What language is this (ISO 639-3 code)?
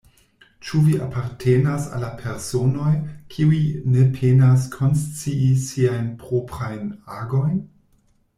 epo